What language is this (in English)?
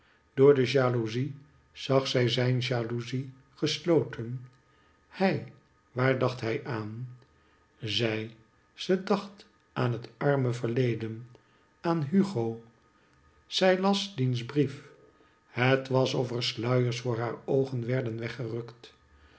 Dutch